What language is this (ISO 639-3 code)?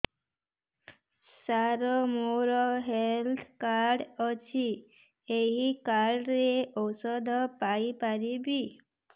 ori